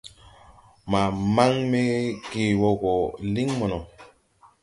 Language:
Tupuri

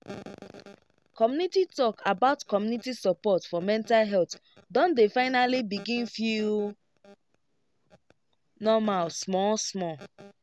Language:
Nigerian Pidgin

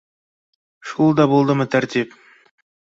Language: Bashkir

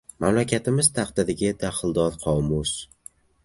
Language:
Uzbek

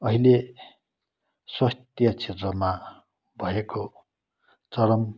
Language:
Nepali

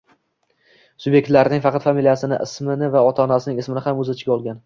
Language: Uzbek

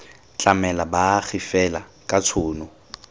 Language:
Tswana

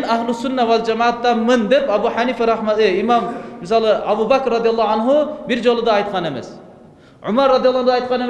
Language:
Turkish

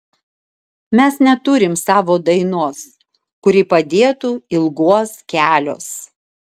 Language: Lithuanian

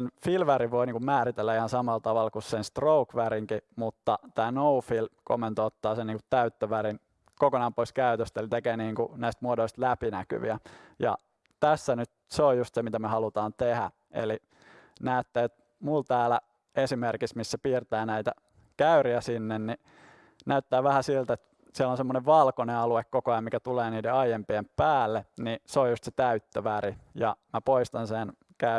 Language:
Finnish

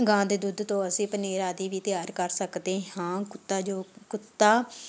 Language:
Punjabi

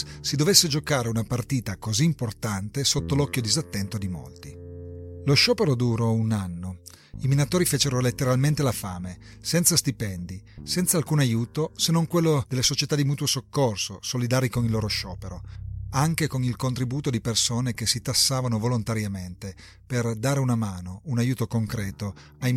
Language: Italian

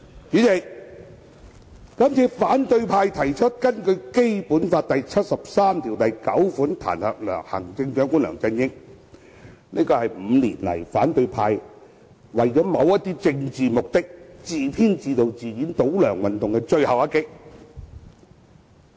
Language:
Cantonese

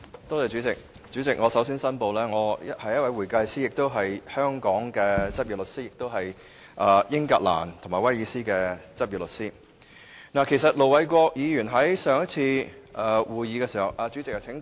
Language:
Cantonese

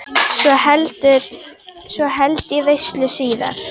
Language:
Icelandic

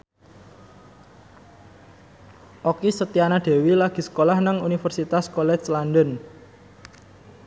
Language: Javanese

